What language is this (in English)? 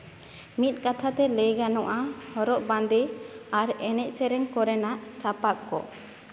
Santali